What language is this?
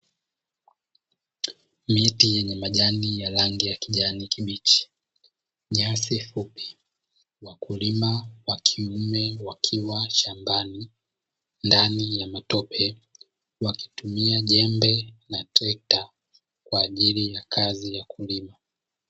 Swahili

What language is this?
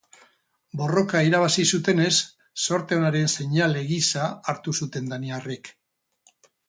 Basque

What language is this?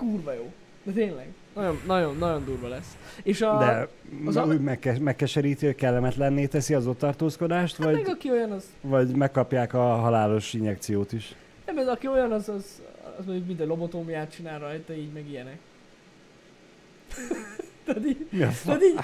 Hungarian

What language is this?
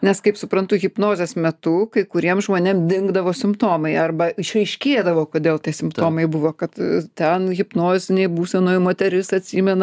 Lithuanian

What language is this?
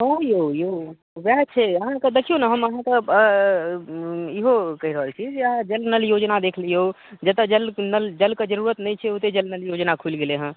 Maithili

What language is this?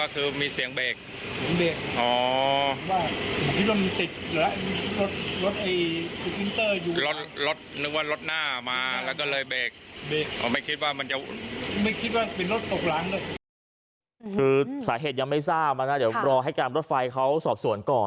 Thai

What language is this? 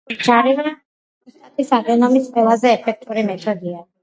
Georgian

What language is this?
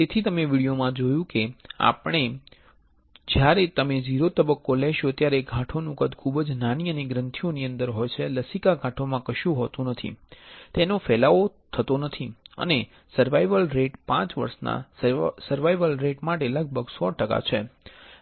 Gujarati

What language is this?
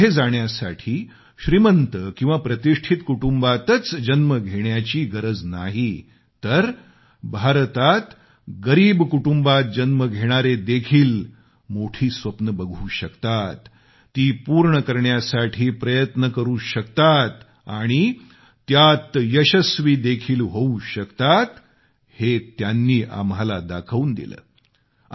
Marathi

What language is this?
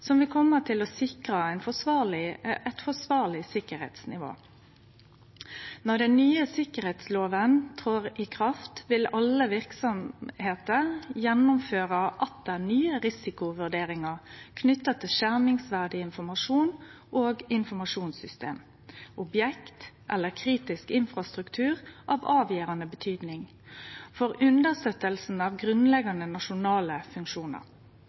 Norwegian Nynorsk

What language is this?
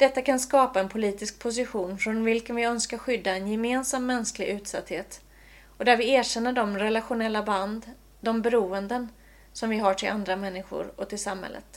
Swedish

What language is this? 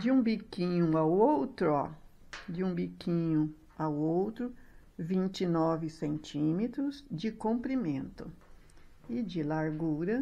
Portuguese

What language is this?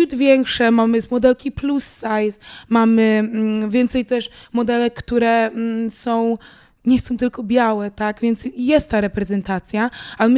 Polish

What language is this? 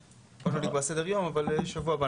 Hebrew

